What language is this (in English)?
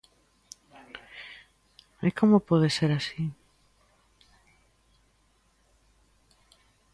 Galician